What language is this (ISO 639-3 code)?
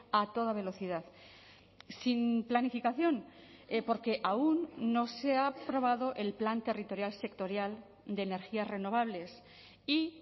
spa